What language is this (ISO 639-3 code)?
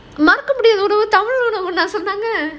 eng